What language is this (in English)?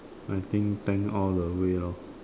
English